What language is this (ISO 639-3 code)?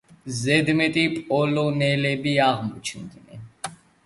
kat